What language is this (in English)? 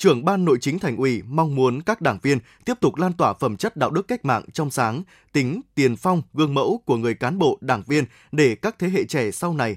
Vietnamese